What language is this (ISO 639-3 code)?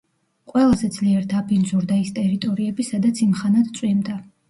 kat